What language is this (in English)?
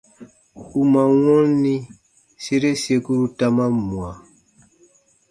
Baatonum